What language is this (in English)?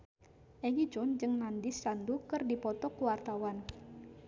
Sundanese